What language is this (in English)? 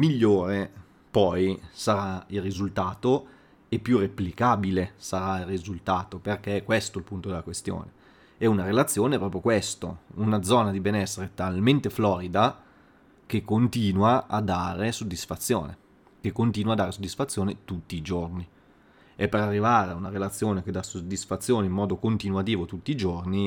Italian